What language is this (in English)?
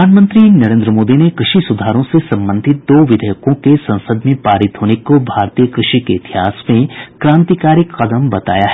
Hindi